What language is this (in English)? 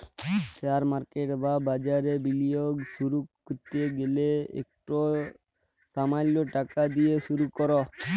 Bangla